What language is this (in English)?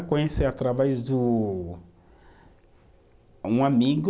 Portuguese